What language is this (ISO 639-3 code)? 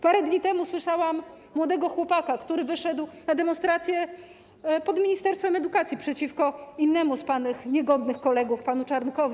pol